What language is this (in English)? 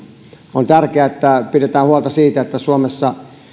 Finnish